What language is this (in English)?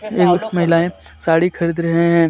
Hindi